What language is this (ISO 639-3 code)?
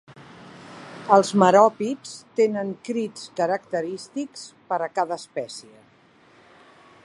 cat